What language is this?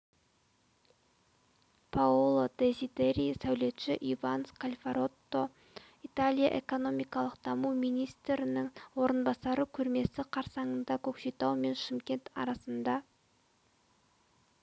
Kazakh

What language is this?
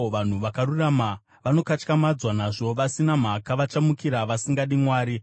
Shona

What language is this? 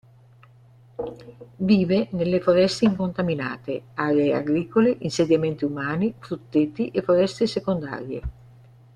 Italian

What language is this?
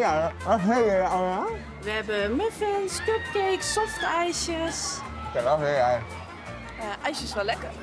Dutch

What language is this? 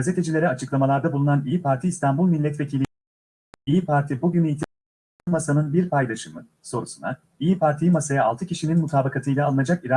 Turkish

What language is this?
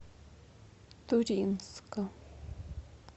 Russian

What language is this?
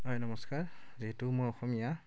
Assamese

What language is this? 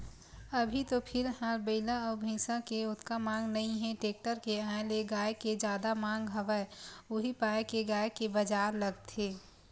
Chhattisgarhi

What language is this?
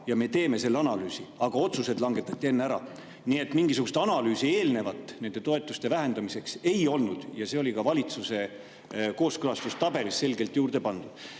Estonian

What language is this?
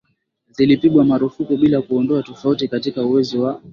Swahili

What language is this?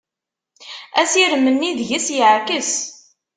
Kabyle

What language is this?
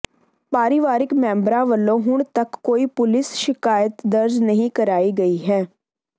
Punjabi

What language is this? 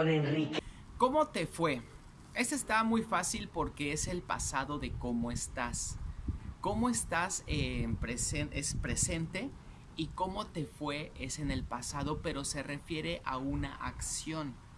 Spanish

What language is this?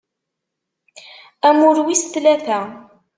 Kabyle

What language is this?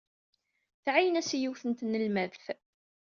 Kabyle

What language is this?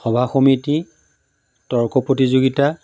Assamese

